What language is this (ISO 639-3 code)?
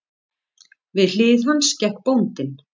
isl